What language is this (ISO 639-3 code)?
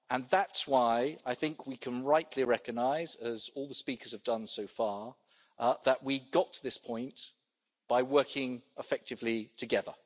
eng